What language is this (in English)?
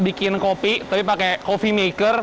Indonesian